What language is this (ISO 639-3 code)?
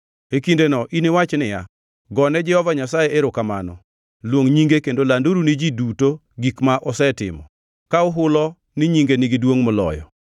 luo